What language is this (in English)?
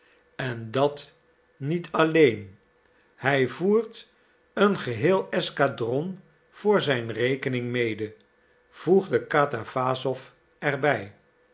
Dutch